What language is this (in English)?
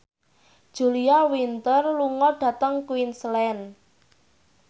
Javanese